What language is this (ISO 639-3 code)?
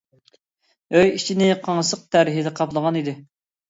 uig